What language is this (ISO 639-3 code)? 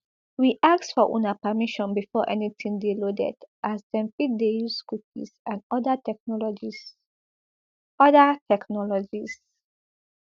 pcm